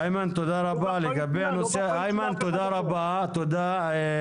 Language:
Hebrew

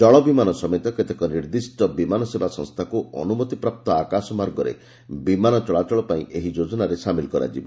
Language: Odia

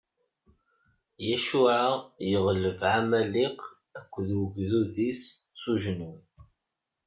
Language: Kabyle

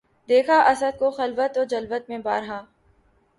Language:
Urdu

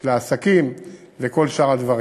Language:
Hebrew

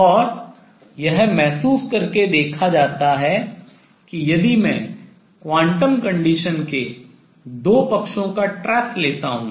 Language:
Hindi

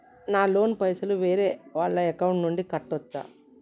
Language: Telugu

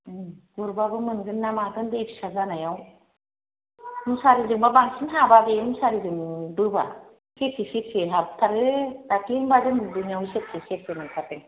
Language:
Bodo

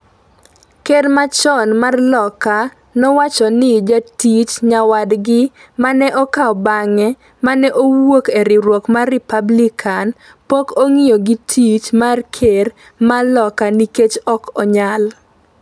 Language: Luo (Kenya and Tanzania)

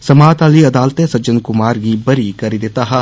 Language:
Dogri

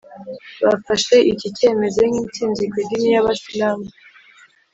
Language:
Kinyarwanda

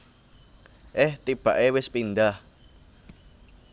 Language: Javanese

